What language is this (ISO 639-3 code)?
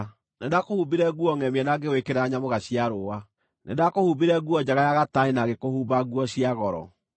kik